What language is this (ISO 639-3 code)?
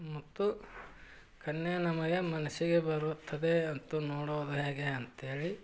kan